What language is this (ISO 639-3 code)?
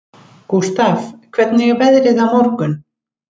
isl